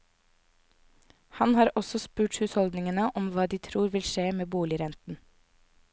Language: Norwegian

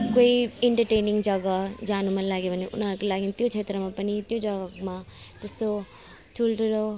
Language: Nepali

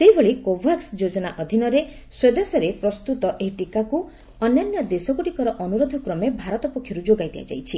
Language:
Odia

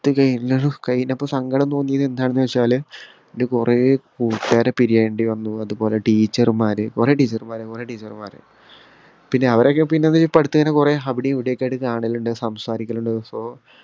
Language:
Malayalam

